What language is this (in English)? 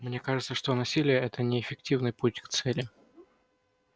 Russian